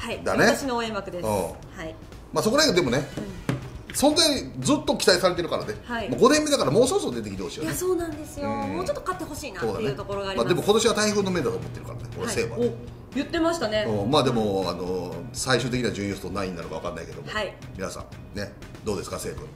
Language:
Japanese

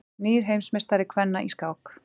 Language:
Icelandic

